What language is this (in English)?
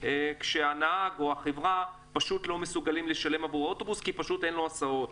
Hebrew